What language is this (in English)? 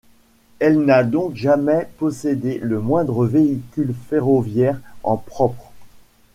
French